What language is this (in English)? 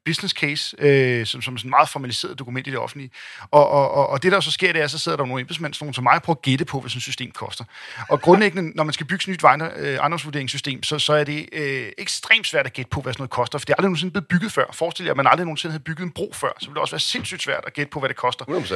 Danish